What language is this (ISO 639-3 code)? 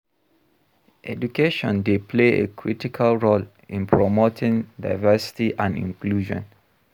pcm